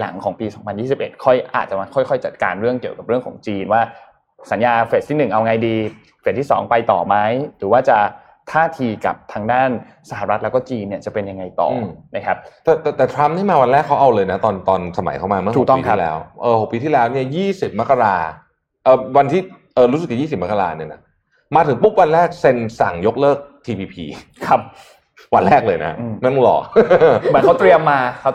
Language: Thai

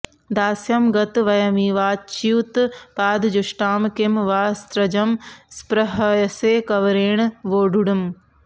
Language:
Sanskrit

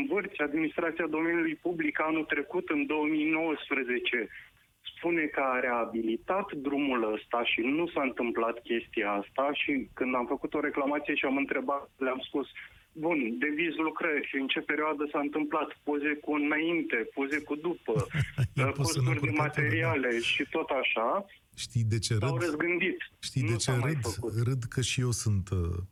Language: Romanian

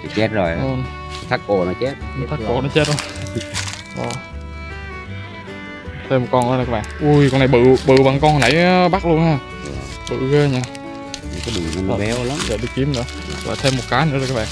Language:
Vietnamese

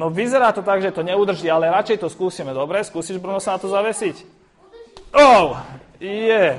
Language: Slovak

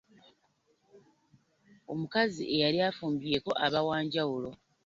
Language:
Ganda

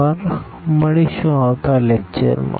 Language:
Gujarati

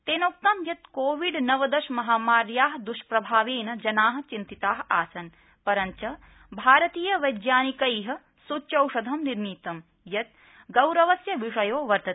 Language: Sanskrit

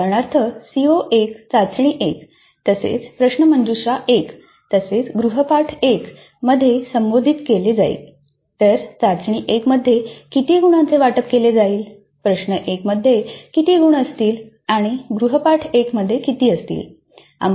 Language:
Marathi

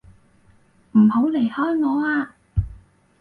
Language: Cantonese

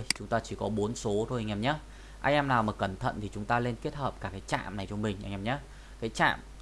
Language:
Vietnamese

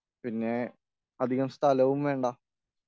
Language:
Malayalam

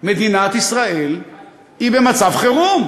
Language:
Hebrew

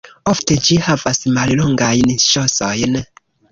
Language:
Esperanto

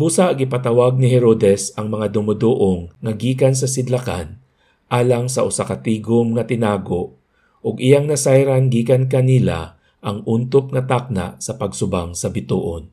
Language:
Filipino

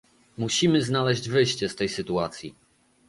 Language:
Polish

